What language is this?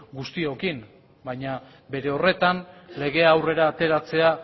Basque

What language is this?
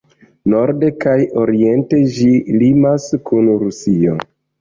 Esperanto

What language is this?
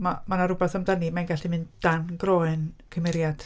Welsh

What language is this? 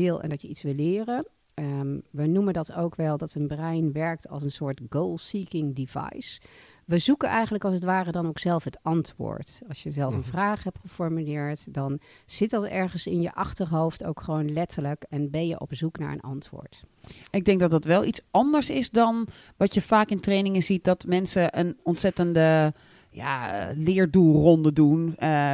Dutch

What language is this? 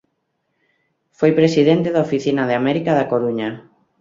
Galician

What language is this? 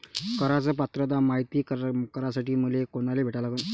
Marathi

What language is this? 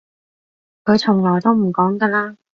Cantonese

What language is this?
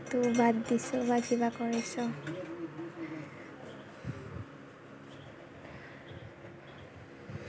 Assamese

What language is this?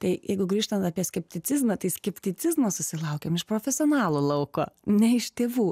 Lithuanian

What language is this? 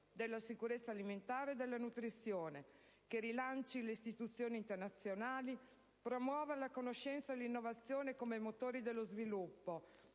Italian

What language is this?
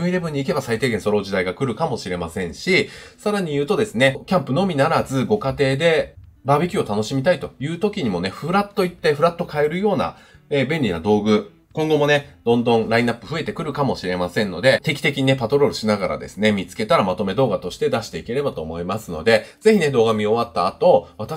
Japanese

